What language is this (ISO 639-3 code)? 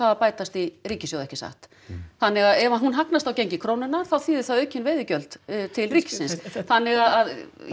isl